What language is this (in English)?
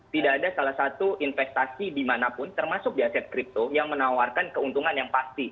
Indonesian